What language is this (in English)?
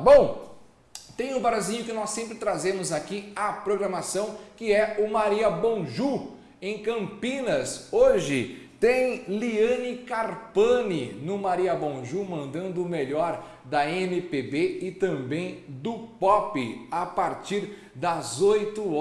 Portuguese